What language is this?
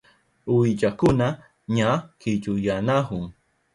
Southern Pastaza Quechua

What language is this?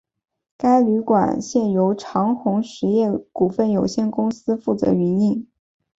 Chinese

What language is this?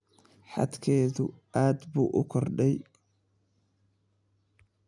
Somali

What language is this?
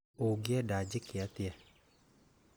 Kikuyu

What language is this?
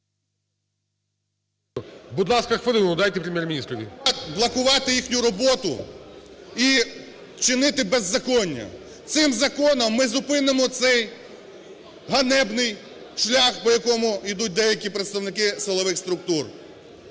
Ukrainian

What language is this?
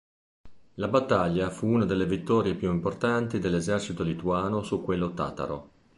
Italian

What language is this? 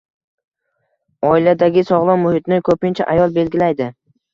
Uzbek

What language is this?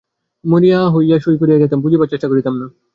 Bangla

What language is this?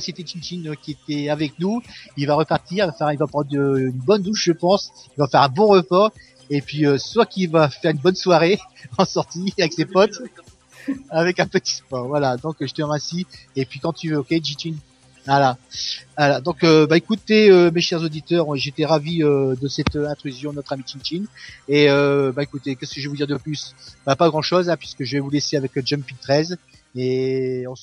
French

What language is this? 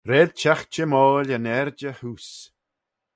Manx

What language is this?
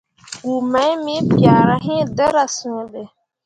Mundang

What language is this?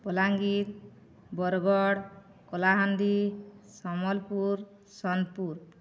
Odia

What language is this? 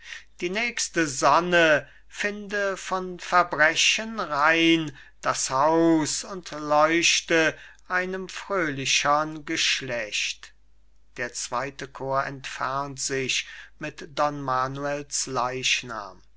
German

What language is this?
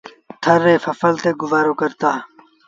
Sindhi Bhil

